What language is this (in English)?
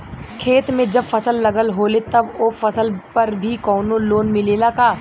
Bhojpuri